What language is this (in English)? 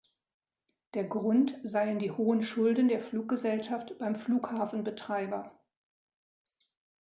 German